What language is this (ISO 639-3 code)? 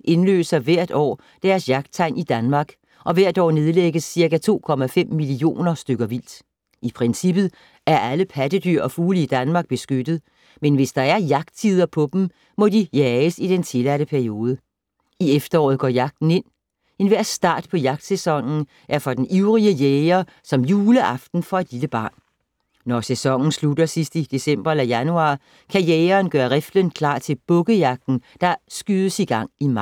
dan